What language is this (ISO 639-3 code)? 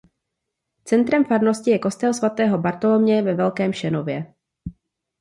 ces